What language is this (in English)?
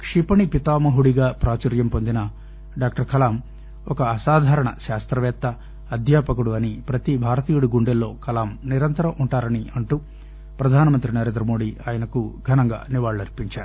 Telugu